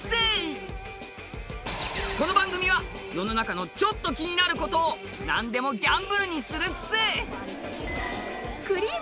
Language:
Japanese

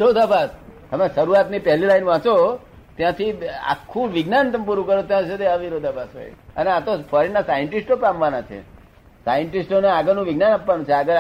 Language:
Gujarati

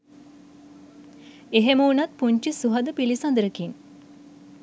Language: Sinhala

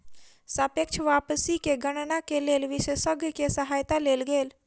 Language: Maithili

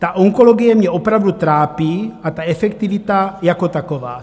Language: Czech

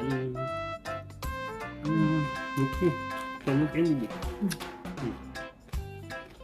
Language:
Korean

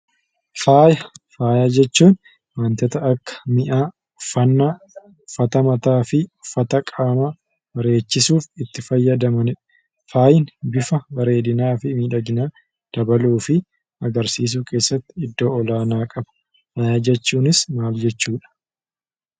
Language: Oromo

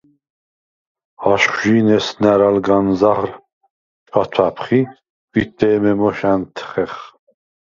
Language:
Svan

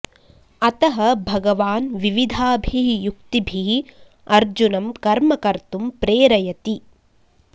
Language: Sanskrit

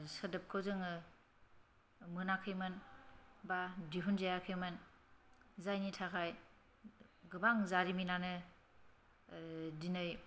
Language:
Bodo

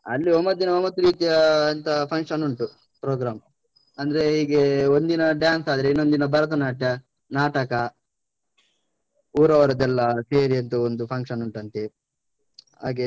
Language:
Kannada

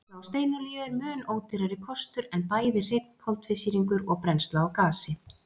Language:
Icelandic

